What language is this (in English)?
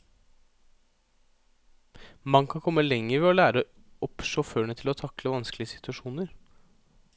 Norwegian